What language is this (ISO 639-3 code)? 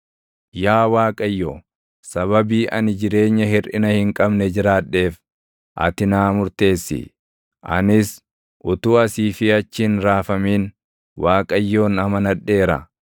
orm